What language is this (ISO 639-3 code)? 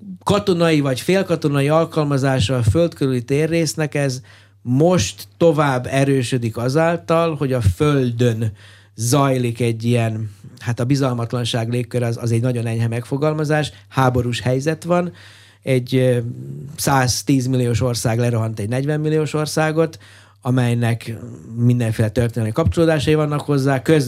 hun